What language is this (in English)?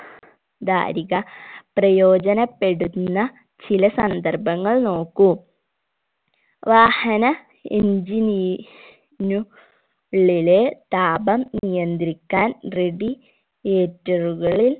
Malayalam